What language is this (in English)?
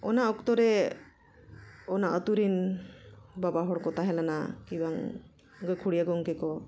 Santali